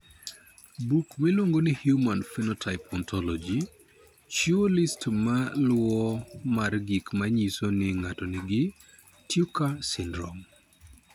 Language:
Luo (Kenya and Tanzania)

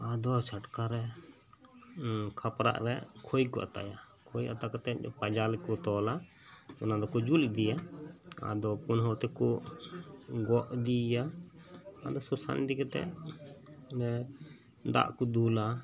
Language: Santali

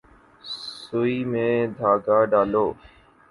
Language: Urdu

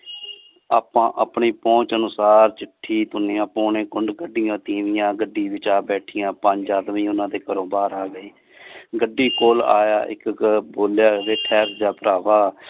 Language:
Punjabi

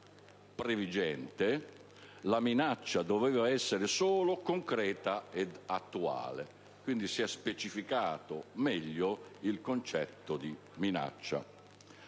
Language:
Italian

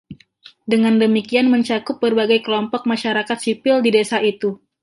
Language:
Indonesian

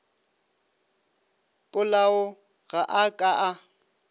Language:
Northern Sotho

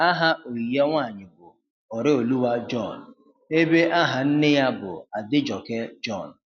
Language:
Igbo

